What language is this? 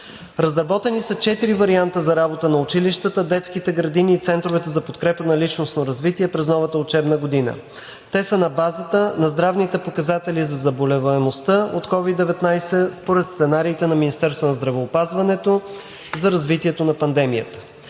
Bulgarian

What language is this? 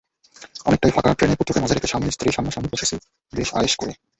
Bangla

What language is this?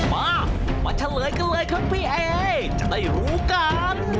Thai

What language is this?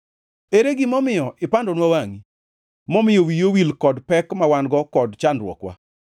Luo (Kenya and Tanzania)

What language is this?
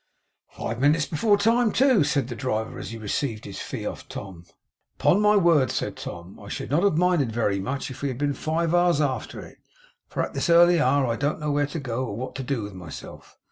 English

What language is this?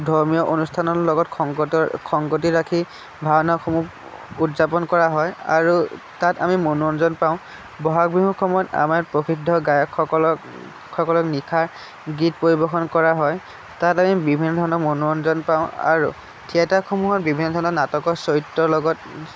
Assamese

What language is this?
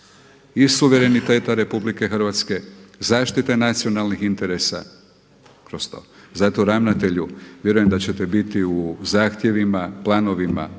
Croatian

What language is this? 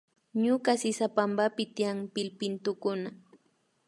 Imbabura Highland Quichua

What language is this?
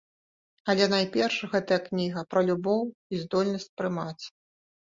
Belarusian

